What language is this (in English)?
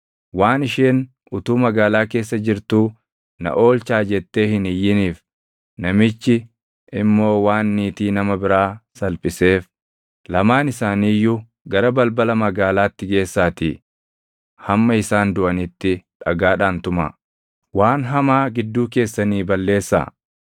Oromo